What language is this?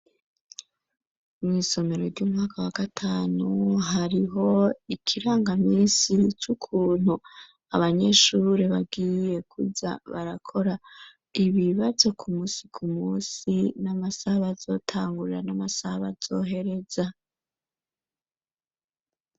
Rundi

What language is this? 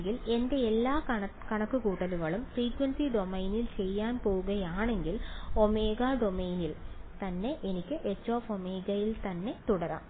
Malayalam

